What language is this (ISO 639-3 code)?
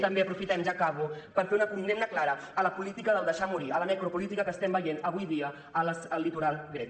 cat